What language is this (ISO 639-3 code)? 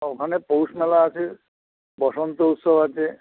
ben